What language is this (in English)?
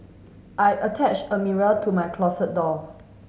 English